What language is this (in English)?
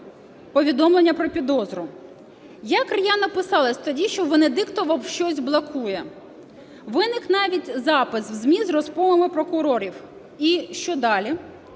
Ukrainian